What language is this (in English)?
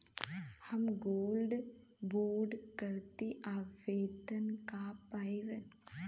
Bhojpuri